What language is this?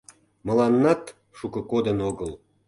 Mari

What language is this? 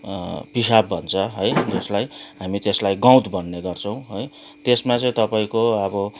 Nepali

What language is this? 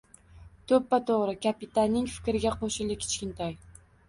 Uzbek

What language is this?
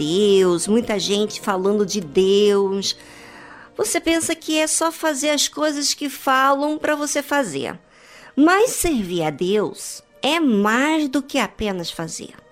Portuguese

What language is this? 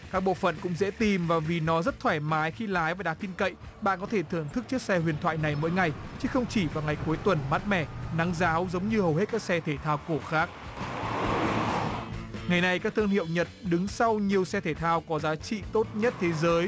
Vietnamese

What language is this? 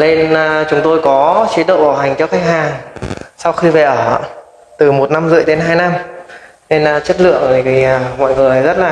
Vietnamese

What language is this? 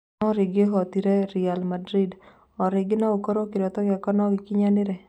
Kikuyu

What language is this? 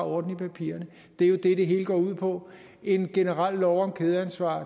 Danish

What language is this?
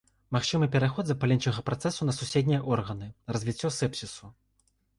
Belarusian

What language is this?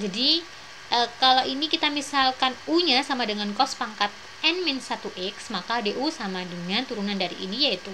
Indonesian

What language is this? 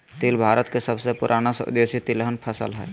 Magahi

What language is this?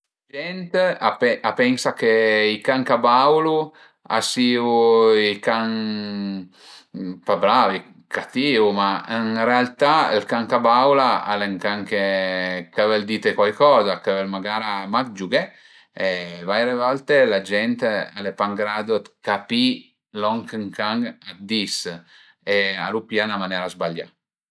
Piedmontese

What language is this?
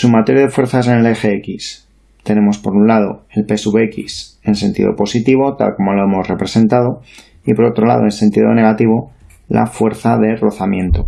Spanish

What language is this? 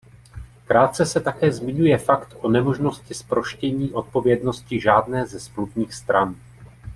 Czech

